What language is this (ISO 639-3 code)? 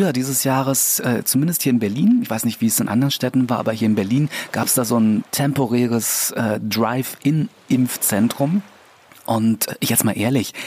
deu